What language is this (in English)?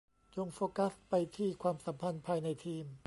Thai